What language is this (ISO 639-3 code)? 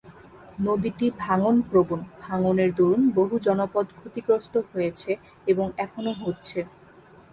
ben